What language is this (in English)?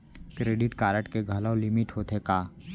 Chhattisgarhi